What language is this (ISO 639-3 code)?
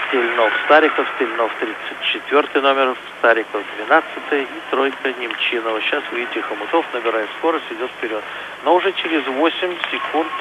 rus